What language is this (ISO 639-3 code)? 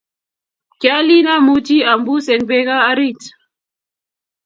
kln